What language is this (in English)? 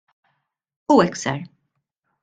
Maltese